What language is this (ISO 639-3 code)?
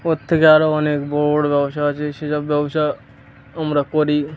ben